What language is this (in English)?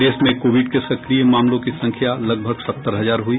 Hindi